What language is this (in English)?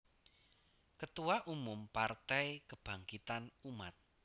Javanese